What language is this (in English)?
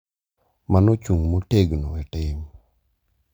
Luo (Kenya and Tanzania)